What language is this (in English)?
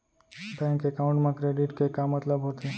Chhattisgarhi